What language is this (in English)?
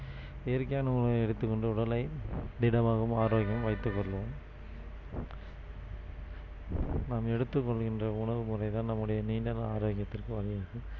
Tamil